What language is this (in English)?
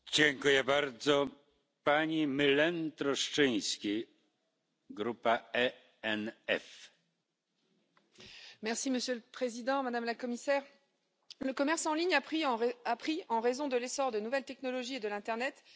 French